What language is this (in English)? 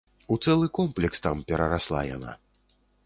Belarusian